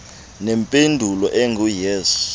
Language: Xhosa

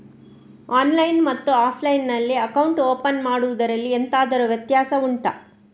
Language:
Kannada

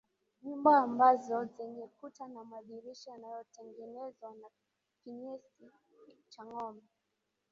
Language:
Swahili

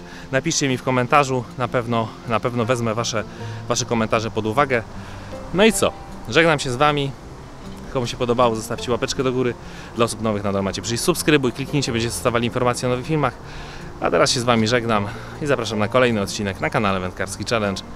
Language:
Polish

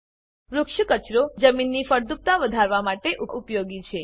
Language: Gujarati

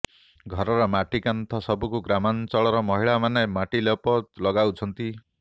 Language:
Odia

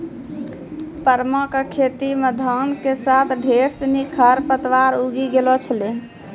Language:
Maithili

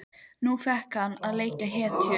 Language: Icelandic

